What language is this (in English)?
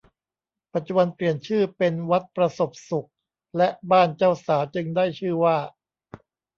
Thai